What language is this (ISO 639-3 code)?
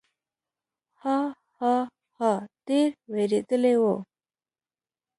pus